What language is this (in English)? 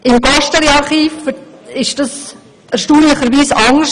Swiss German